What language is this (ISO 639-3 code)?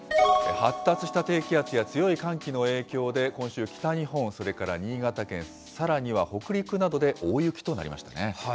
jpn